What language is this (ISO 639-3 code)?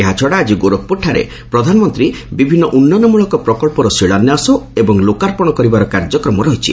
ori